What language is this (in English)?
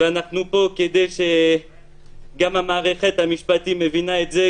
Hebrew